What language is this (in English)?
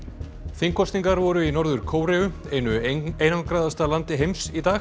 Icelandic